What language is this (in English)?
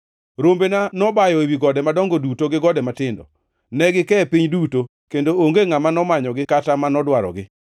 Luo (Kenya and Tanzania)